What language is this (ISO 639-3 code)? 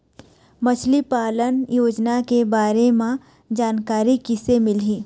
hne